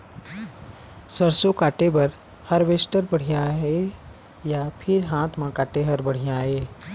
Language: Chhattisgarhi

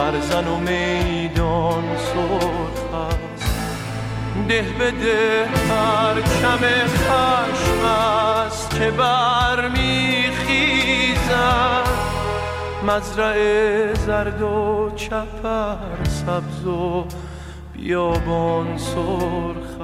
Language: Persian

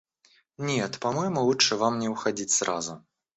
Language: Russian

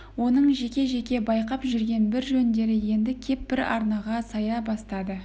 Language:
Kazakh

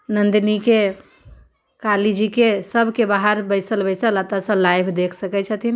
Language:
Maithili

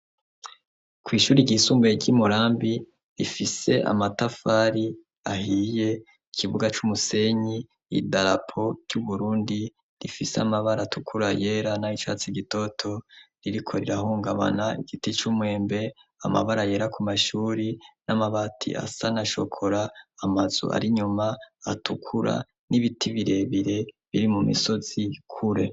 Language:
Rundi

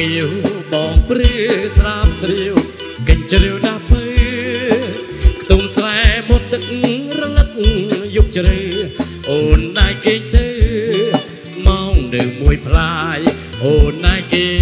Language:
Thai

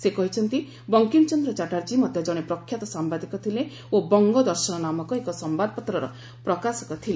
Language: Odia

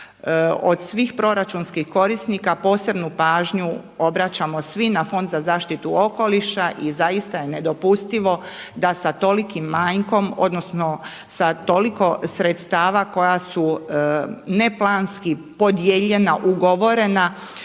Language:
Croatian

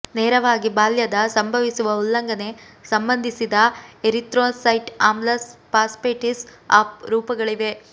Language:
Kannada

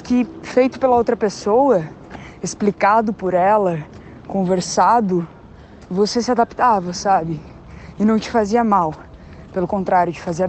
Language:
Portuguese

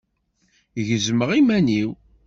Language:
Kabyle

